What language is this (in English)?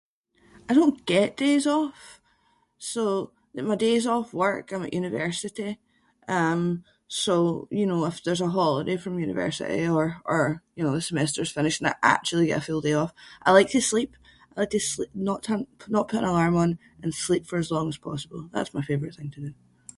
Scots